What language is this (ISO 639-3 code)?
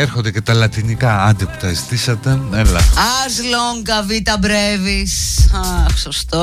ell